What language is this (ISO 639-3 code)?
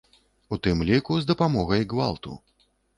bel